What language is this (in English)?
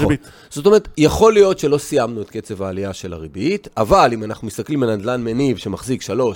Hebrew